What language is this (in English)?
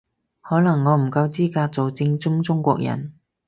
Cantonese